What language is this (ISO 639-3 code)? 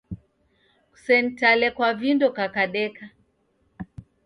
dav